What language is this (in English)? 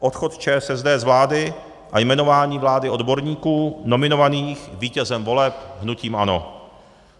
Czech